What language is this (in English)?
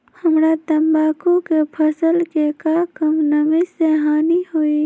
Magahi